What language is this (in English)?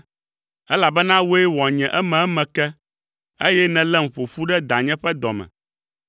Ewe